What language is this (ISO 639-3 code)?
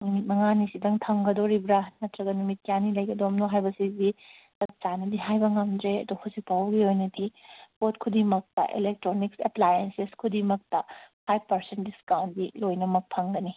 mni